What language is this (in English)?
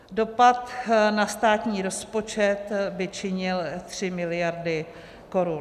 Czech